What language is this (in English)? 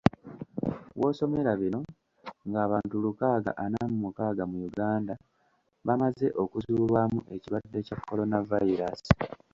Ganda